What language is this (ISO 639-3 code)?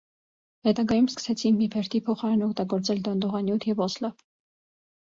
hye